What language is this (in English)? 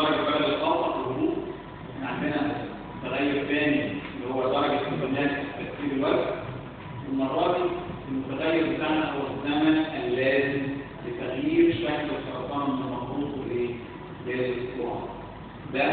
Arabic